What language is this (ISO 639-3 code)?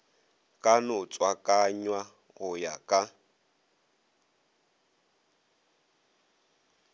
nso